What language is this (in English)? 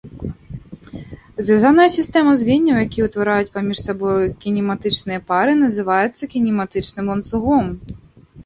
Belarusian